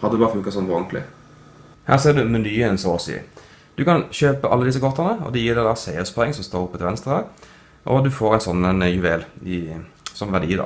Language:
Dutch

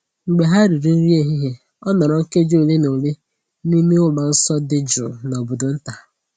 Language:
Igbo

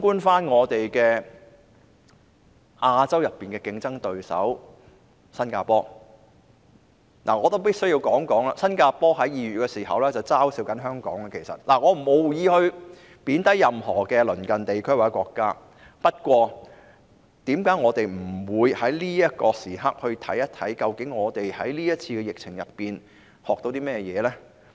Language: Cantonese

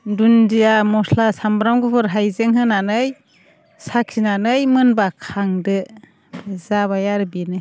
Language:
Bodo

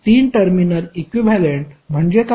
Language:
Marathi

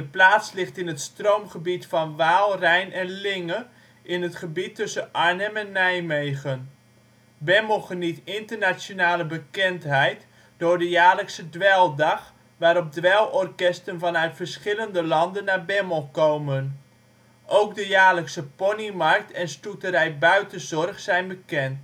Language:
Dutch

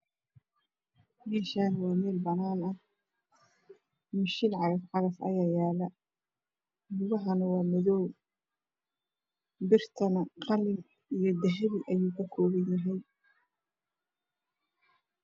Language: Somali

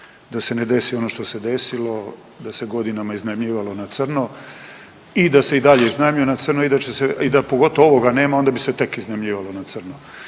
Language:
Croatian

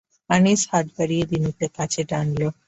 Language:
Bangla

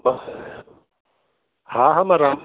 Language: Sindhi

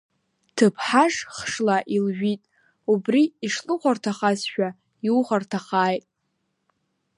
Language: Abkhazian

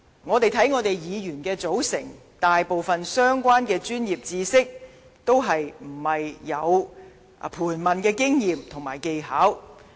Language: Cantonese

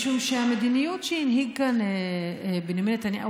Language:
Hebrew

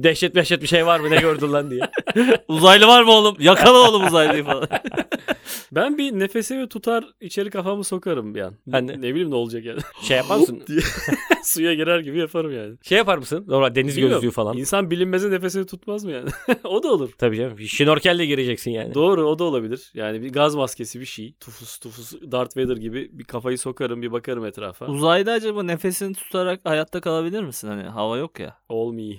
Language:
Turkish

